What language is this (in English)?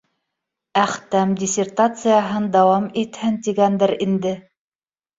Bashkir